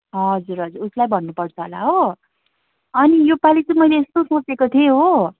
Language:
Nepali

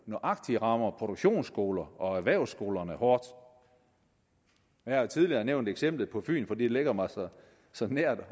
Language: Danish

